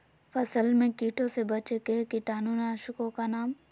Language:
Magahi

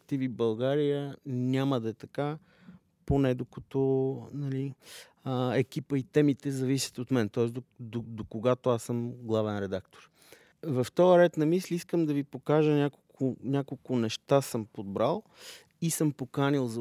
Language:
Bulgarian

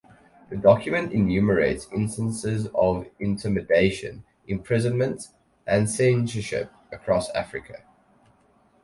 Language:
English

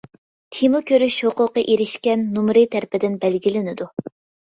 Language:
Uyghur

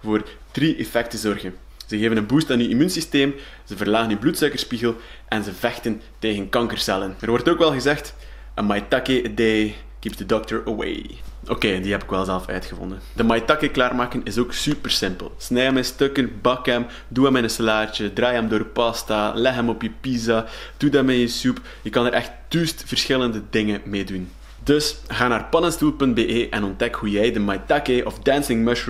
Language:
Dutch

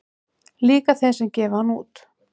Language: Icelandic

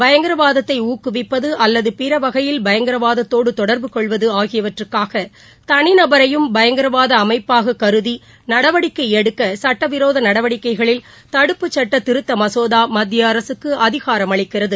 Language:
Tamil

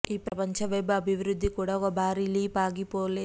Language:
Telugu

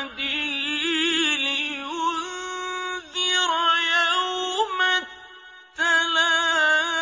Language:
Arabic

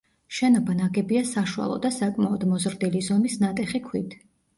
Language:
Georgian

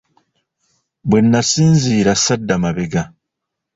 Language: Ganda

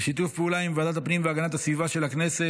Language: Hebrew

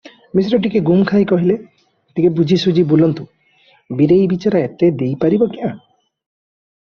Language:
Odia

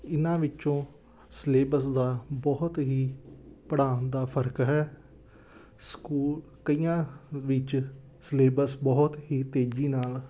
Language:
Punjabi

